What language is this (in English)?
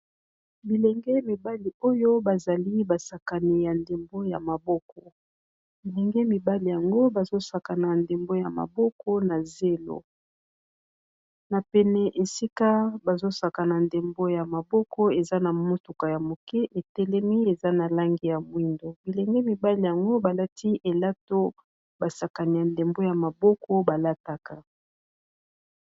Lingala